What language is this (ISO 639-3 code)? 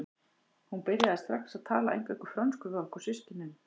isl